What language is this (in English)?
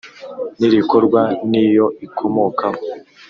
Kinyarwanda